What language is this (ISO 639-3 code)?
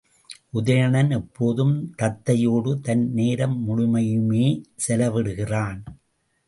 tam